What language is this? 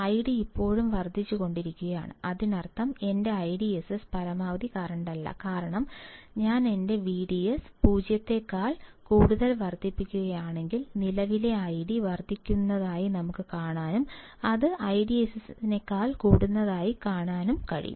Malayalam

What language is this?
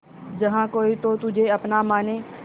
Hindi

